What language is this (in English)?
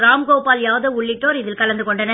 Tamil